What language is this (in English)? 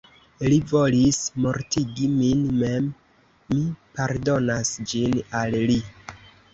Esperanto